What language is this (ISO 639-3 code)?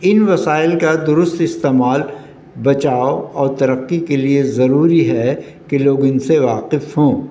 urd